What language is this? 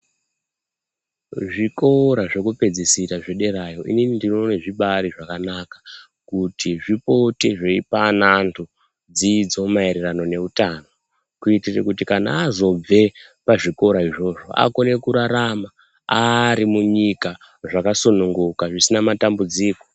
Ndau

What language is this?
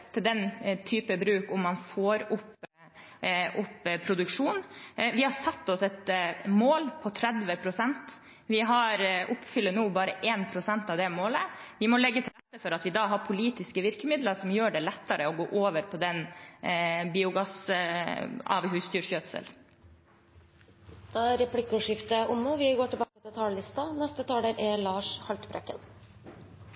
Norwegian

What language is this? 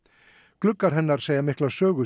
Icelandic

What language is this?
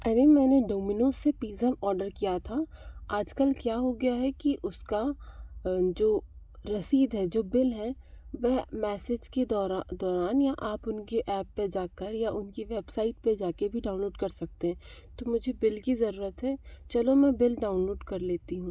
Hindi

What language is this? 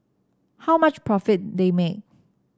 English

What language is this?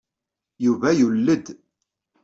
Kabyle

